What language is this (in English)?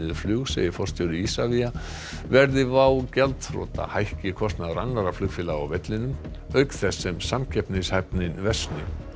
Icelandic